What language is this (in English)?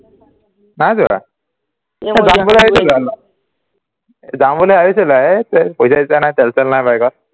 Assamese